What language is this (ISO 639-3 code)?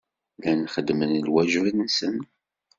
kab